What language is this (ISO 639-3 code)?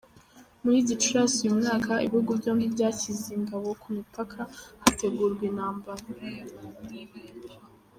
kin